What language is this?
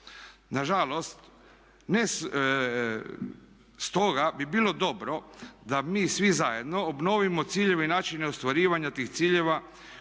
Croatian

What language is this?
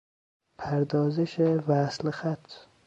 Persian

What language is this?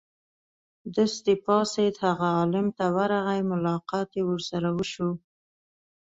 Pashto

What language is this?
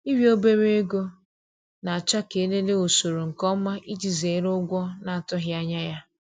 Igbo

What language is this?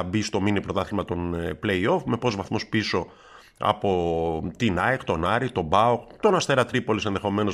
Greek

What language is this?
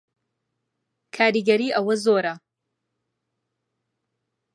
Central Kurdish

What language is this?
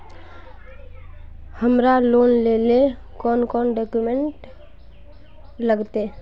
Magahi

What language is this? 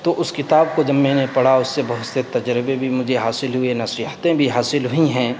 Urdu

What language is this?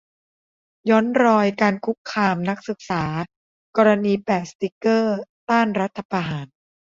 Thai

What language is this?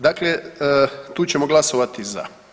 Croatian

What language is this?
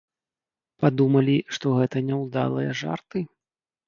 Belarusian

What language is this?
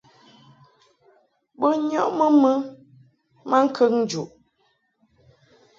Mungaka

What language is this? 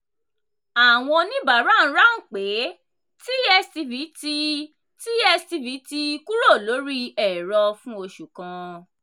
Yoruba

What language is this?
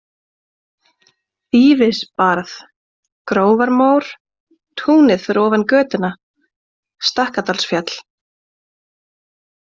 Icelandic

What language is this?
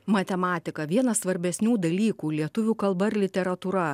Lithuanian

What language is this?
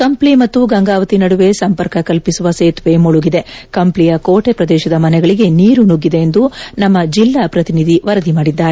Kannada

